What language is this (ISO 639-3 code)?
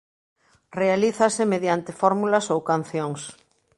glg